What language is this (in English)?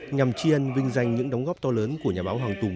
Vietnamese